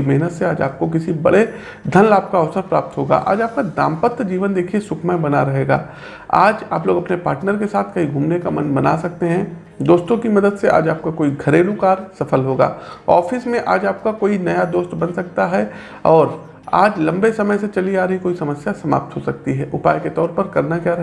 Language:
Hindi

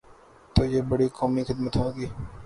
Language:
Urdu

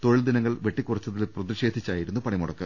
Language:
Malayalam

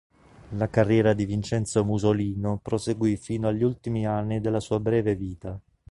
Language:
Italian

